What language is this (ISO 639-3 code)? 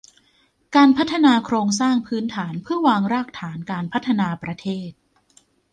tha